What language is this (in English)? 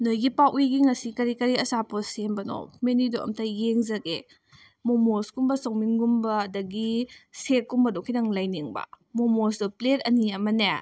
Manipuri